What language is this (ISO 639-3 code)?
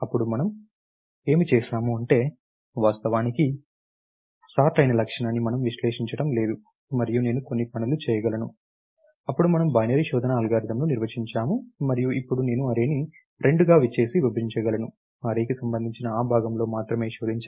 tel